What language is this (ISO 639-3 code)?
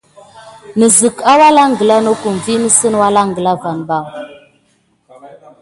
gid